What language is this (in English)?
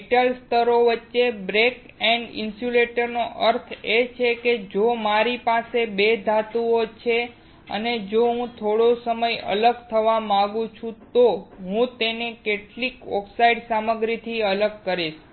Gujarati